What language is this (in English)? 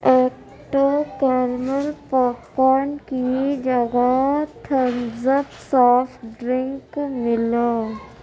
Urdu